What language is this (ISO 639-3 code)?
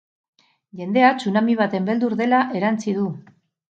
eus